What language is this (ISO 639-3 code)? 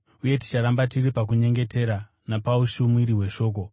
sna